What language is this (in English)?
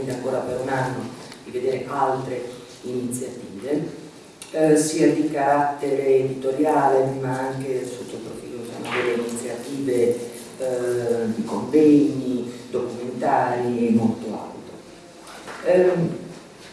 Italian